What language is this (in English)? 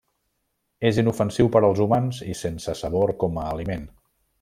Catalan